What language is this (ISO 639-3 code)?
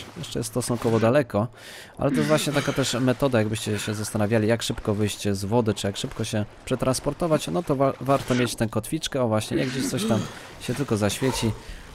pol